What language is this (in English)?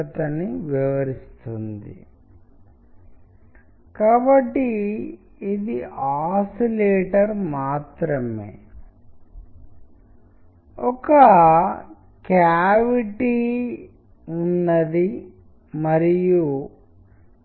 Telugu